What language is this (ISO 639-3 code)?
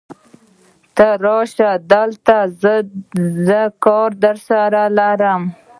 pus